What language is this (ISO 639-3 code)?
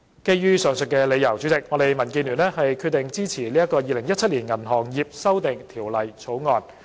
yue